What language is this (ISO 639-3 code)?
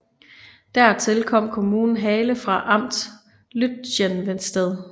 dan